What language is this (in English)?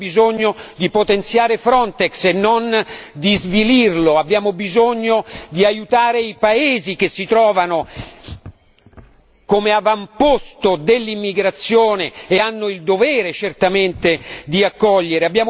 Italian